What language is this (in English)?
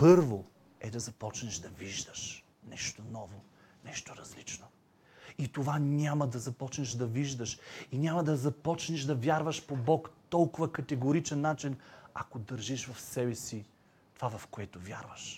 Bulgarian